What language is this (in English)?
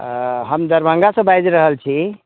Maithili